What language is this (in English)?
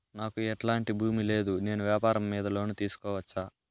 Telugu